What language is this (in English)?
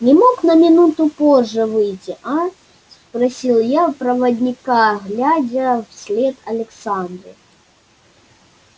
Russian